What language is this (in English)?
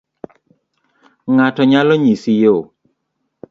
Luo (Kenya and Tanzania)